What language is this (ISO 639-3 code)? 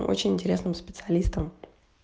rus